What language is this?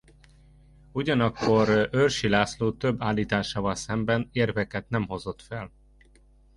Hungarian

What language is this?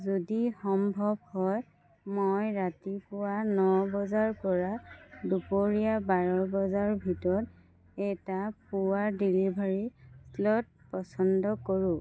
Assamese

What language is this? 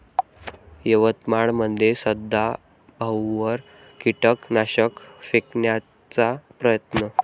Marathi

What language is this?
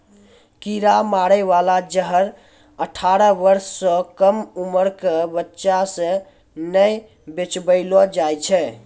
Maithili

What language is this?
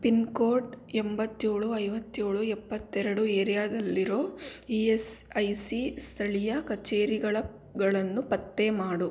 Kannada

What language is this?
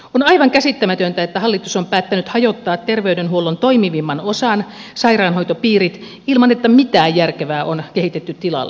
Finnish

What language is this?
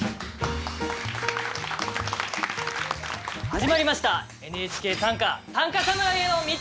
Japanese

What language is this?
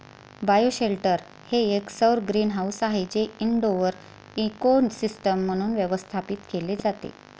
Marathi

